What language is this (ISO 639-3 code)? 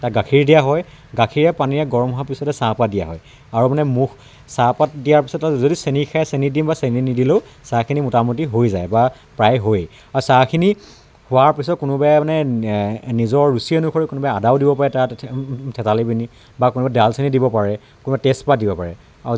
asm